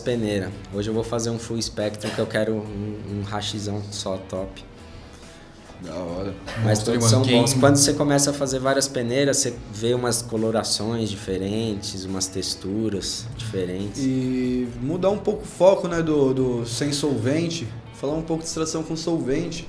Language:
Portuguese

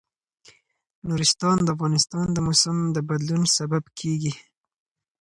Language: Pashto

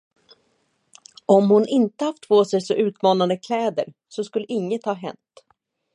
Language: Swedish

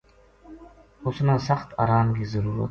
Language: Gujari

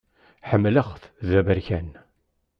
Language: Kabyle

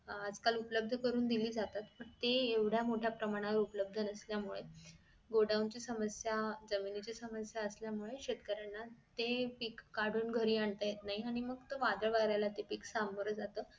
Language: Marathi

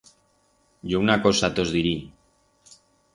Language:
Aragonese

